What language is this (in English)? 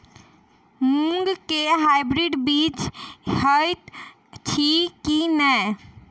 Maithili